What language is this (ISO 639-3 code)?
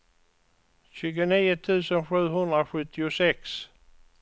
swe